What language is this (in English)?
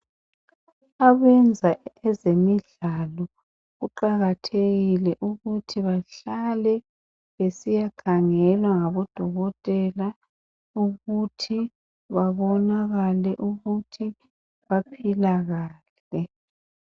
North Ndebele